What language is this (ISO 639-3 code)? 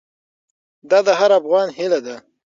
pus